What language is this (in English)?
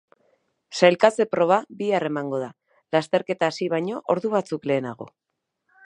Basque